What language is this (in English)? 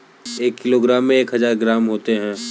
Hindi